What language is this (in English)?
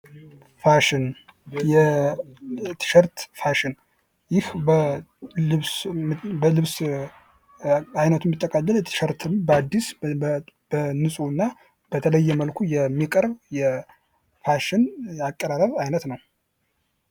Amharic